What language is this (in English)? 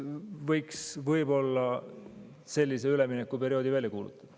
Estonian